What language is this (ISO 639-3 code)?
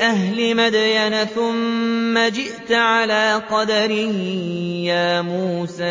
ara